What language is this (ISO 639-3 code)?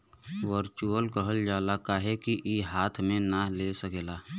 bho